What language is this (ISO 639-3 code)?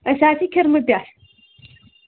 kas